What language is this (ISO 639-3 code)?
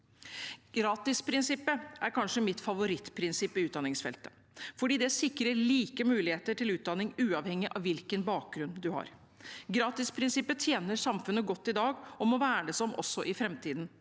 nor